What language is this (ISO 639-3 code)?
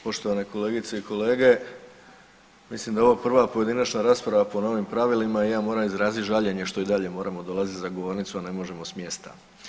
hrv